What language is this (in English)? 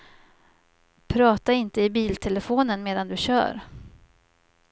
Swedish